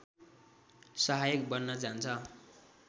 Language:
Nepali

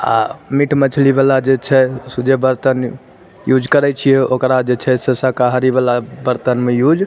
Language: Maithili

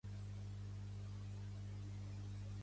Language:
Catalan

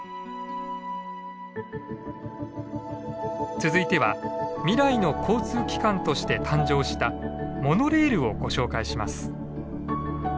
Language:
Japanese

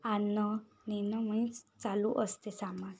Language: Marathi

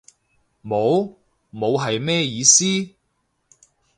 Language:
Cantonese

